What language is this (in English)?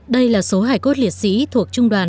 Vietnamese